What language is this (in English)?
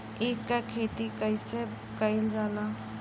Bhojpuri